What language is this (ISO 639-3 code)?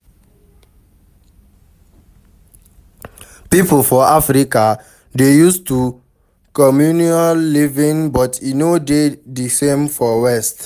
pcm